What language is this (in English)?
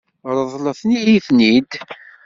Kabyle